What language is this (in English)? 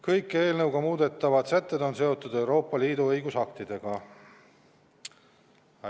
Estonian